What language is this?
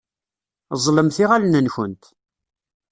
Kabyle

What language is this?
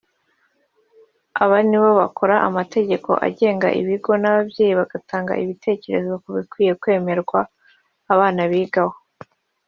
Kinyarwanda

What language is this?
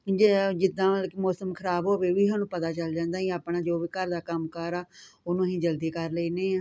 Punjabi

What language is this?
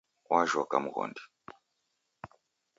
Taita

